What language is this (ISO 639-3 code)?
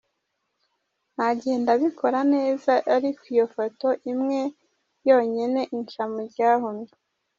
kin